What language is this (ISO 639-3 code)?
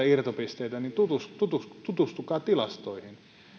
fin